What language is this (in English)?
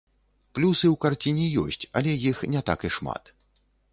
Belarusian